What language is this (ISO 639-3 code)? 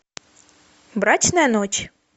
rus